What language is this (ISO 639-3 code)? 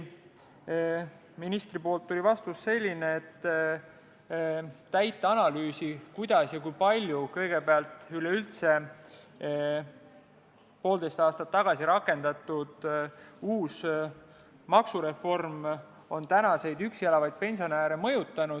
est